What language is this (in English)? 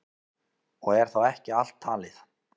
Icelandic